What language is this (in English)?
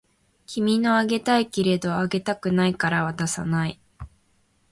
Japanese